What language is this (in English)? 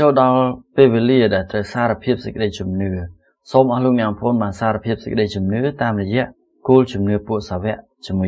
Thai